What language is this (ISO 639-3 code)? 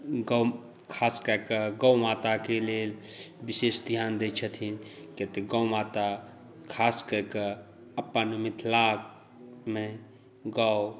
mai